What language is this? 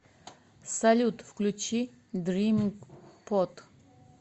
Russian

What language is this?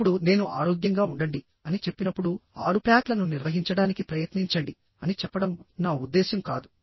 Telugu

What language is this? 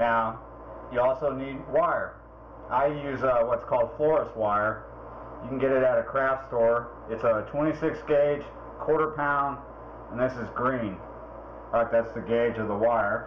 English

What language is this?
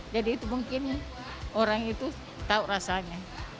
Indonesian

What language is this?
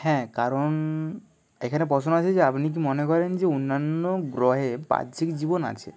Bangla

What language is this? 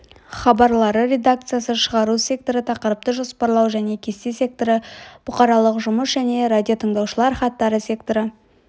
Kazakh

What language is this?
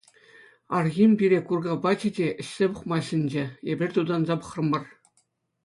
Chuvash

